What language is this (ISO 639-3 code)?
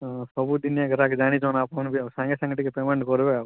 ori